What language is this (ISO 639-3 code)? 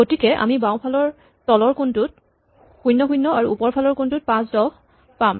asm